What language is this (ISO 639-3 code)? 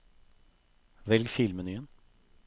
nor